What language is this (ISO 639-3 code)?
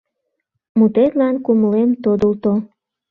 chm